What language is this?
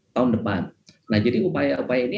Indonesian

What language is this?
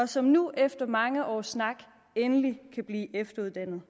Danish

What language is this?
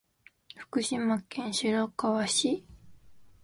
Japanese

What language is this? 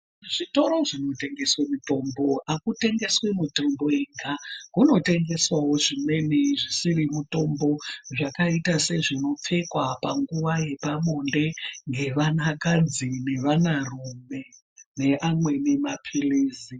Ndau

